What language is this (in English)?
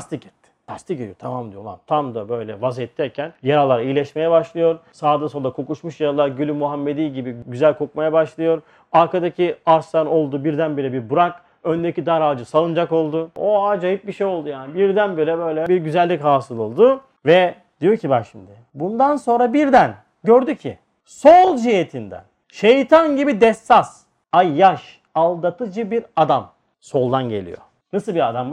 Turkish